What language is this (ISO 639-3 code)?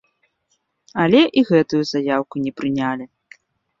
bel